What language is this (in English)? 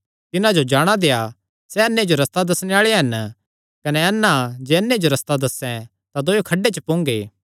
Kangri